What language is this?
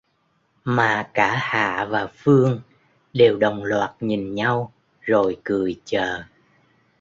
Vietnamese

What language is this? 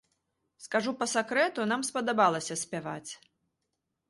Belarusian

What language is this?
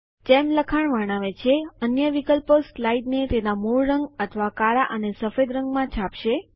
Gujarati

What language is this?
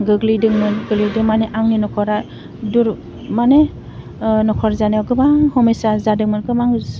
Bodo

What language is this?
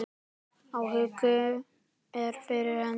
Icelandic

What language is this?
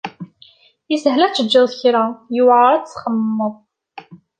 Kabyle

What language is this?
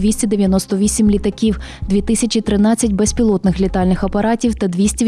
Ukrainian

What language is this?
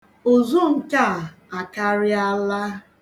Igbo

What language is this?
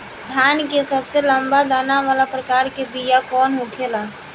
Bhojpuri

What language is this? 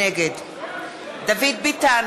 Hebrew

